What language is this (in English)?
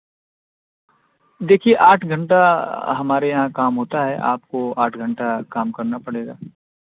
Urdu